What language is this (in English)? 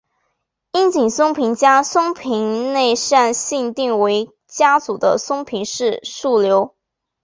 Chinese